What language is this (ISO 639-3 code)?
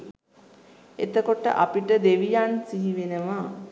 sin